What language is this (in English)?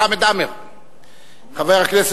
Hebrew